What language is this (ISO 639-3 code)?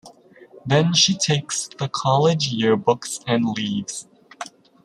eng